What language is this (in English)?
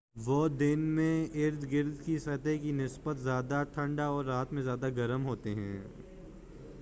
Urdu